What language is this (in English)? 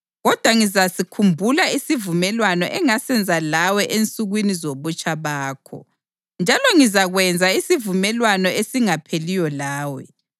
North Ndebele